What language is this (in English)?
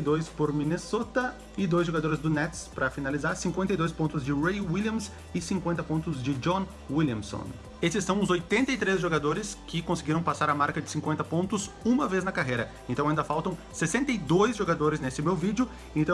Portuguese